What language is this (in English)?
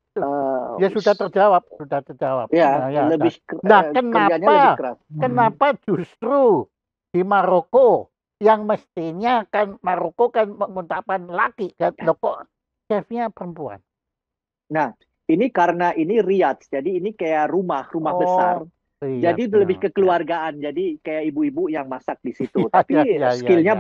Indonesian